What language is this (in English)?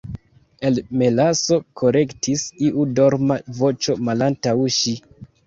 Esperanto